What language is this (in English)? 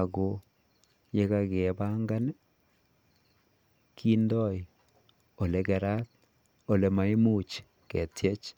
Kalenjin